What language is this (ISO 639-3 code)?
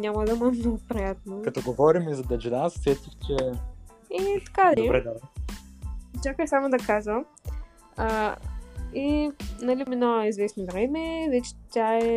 bul